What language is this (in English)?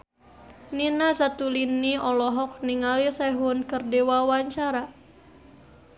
Sundanese